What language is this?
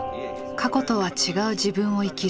Japanese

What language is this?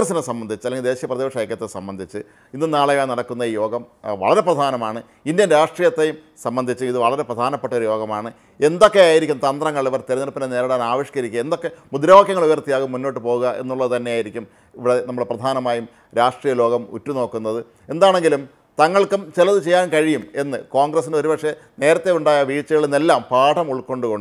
Arabic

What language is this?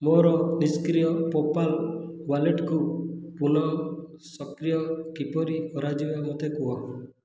Odia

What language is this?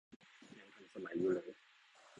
Thai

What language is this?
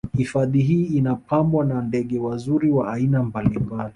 Swahili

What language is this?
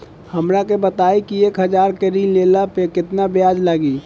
Bhojpuri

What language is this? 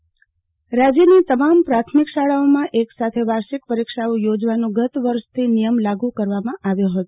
Gujarati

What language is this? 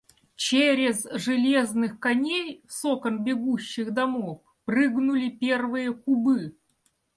Russian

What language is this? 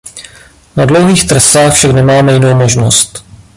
Czech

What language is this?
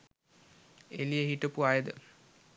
Sinhala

